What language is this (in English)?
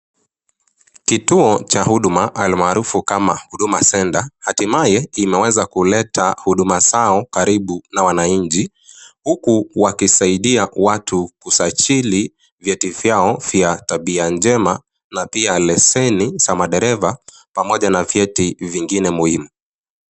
Swahili